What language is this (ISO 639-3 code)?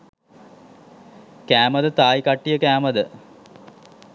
sin